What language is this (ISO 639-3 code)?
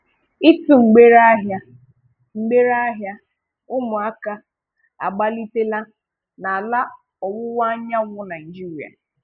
ibo